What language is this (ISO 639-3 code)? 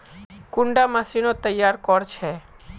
mag